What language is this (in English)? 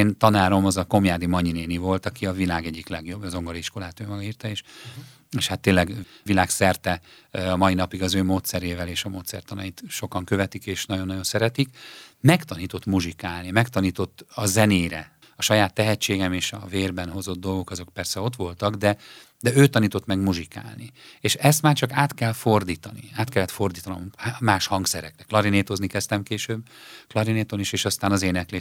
Hungarian